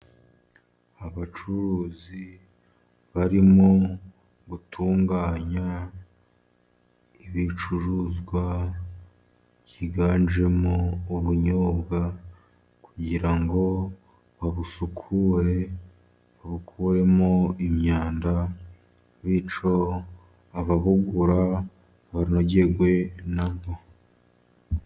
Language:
Kinyarwanda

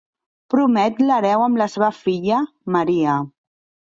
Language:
Catalan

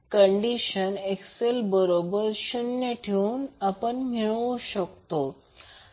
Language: Marathi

